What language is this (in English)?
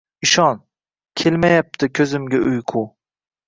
Uzbek